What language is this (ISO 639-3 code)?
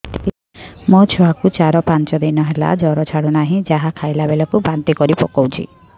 ori